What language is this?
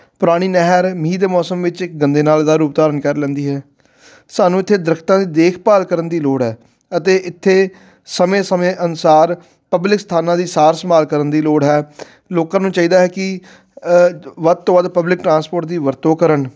Punjabi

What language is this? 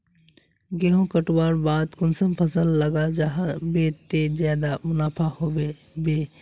Magahi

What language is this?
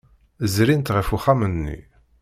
Kabyle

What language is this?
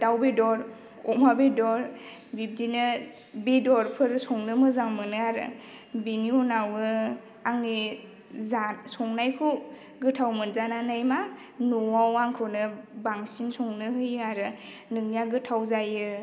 Bodo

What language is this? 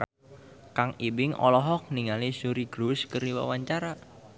Sundanese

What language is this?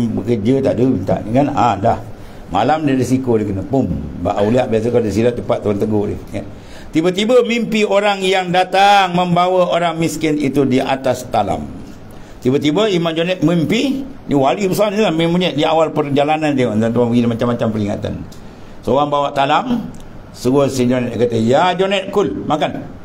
Malay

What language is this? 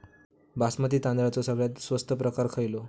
Marathi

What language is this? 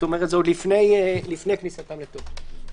Hebrew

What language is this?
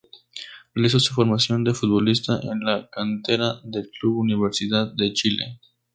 Spanish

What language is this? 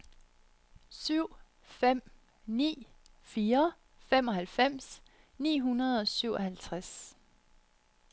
Danish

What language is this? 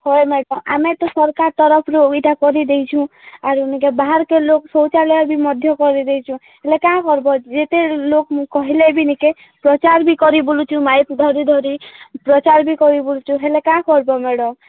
Odia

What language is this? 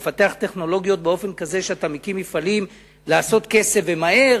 Hebrew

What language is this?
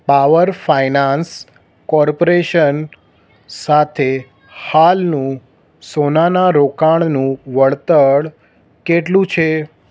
Gujarati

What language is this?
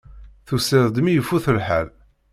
Kabyle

